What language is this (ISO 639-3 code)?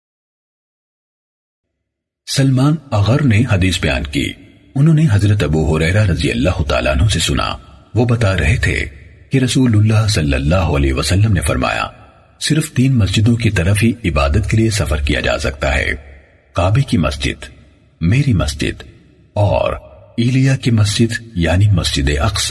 urd